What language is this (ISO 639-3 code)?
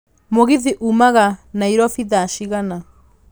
kik